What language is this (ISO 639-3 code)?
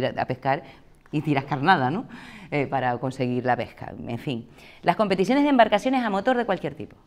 spa